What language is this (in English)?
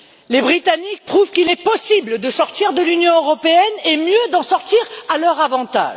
French